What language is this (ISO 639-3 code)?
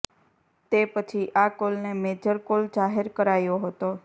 guj